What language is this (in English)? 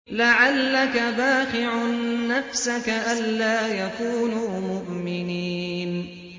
Arabic